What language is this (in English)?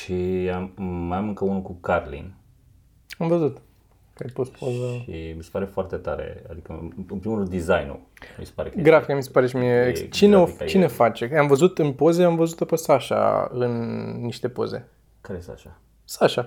Romanian